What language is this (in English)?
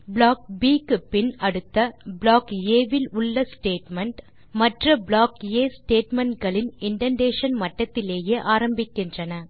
Tamil